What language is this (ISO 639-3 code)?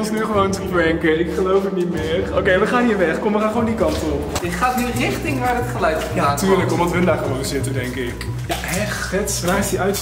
nld